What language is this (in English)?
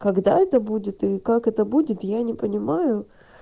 Russian